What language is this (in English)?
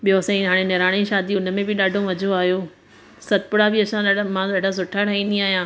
Sindhi